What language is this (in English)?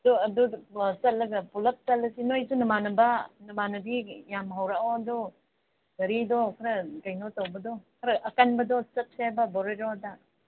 Manipuri